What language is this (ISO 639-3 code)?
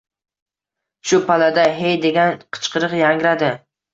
uzb